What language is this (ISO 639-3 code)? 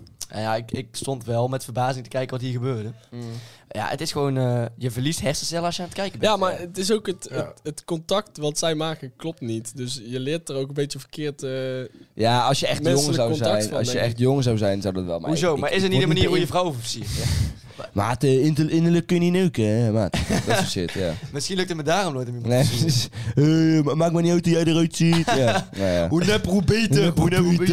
nld